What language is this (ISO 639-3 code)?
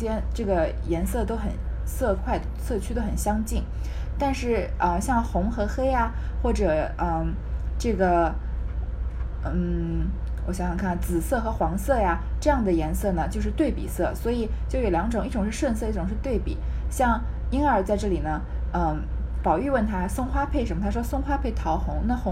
zho